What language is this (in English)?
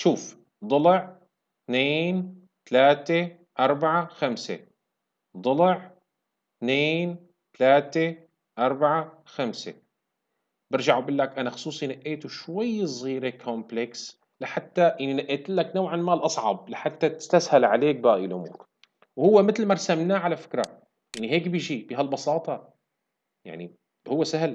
Arabic